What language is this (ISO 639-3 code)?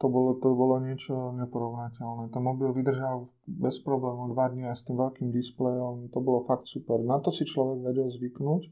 slk